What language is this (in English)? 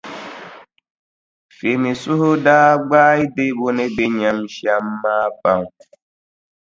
Dagbani